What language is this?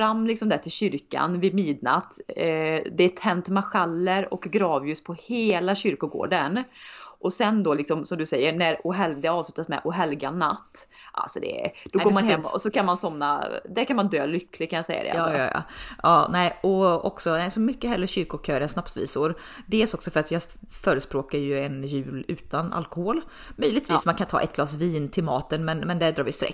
Swedish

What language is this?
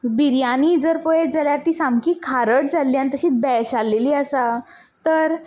Konkani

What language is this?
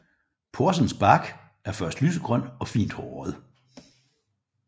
Danish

